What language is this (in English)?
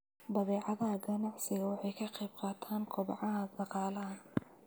Somali